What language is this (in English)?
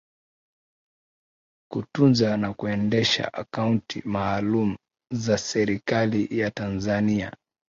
Swahili